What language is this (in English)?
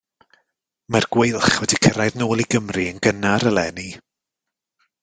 Welsh